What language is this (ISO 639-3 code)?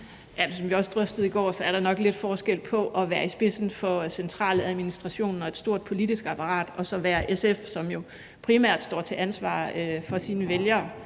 dan